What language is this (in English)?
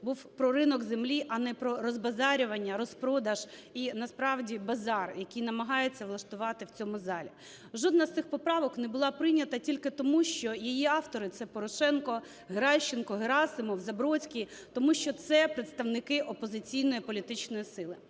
Ukrainian